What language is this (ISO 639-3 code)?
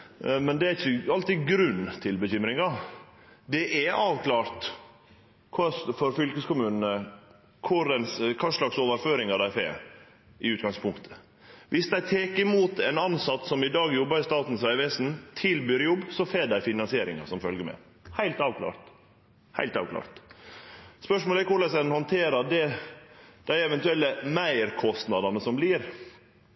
nno